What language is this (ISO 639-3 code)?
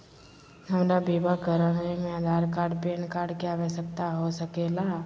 mag